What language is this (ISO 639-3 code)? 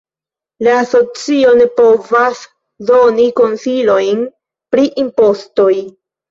epo